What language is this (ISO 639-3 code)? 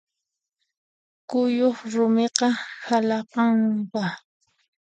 qxp